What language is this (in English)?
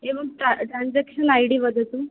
Sanskrit